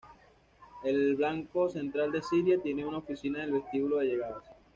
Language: Spanish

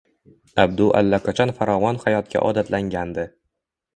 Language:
Uzbek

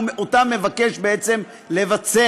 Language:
Hebrew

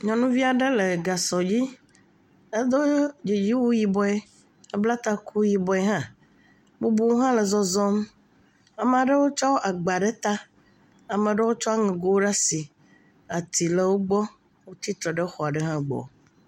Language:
Ewe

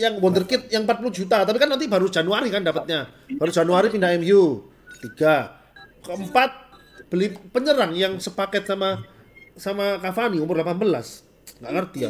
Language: Indonesian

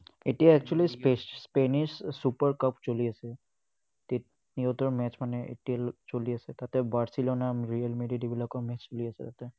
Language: Assamese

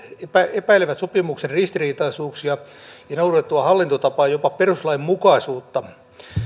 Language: Finnish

